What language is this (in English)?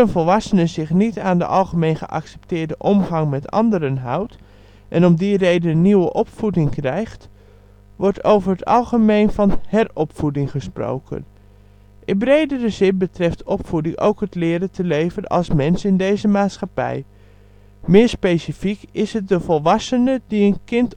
Dutch